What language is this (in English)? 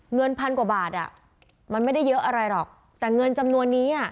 Thai